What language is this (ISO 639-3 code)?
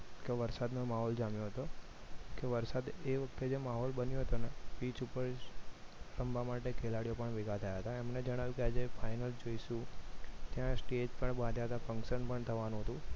guj